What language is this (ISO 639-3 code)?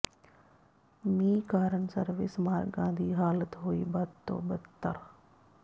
pan